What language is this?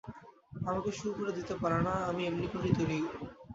Bangla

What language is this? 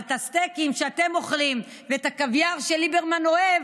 Hebrew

